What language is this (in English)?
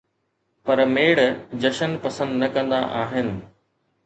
Sindhi